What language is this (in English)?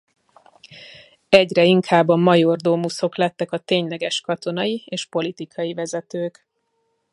Hungarian